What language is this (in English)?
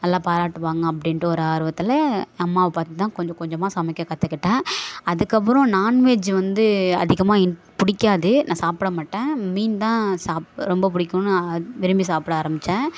Tamil